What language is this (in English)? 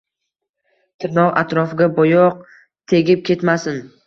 Uzbek